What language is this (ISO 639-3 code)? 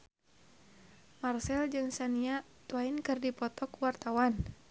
sun